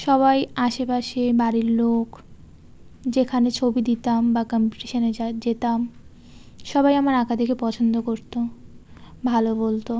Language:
Bangla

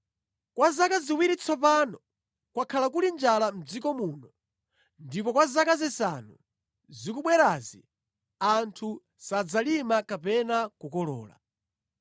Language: Nyanja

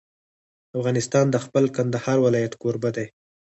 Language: Pashto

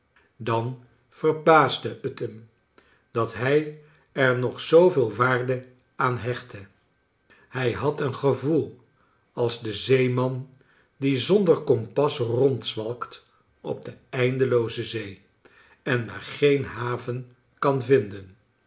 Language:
Dutch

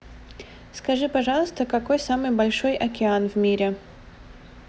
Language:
Russian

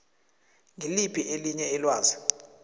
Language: South Ndebele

